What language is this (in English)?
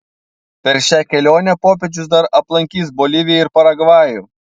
Lithuanian